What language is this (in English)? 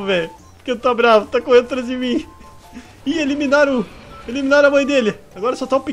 Portuguese